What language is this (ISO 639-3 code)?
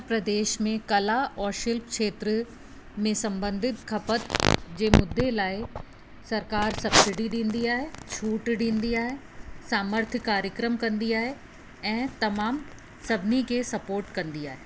snd